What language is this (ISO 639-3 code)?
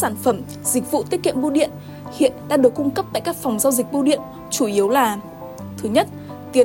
vie